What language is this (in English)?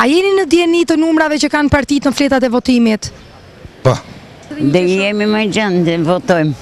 Romanian